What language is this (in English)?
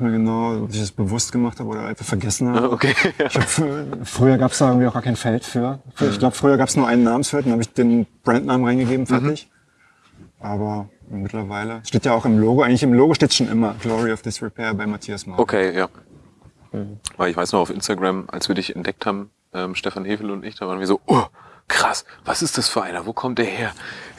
German